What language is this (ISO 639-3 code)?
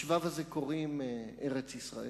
heb